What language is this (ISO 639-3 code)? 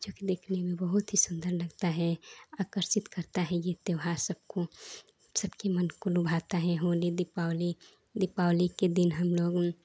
hin